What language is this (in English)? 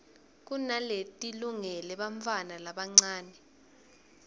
Swati